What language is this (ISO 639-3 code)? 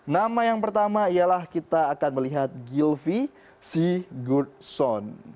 ind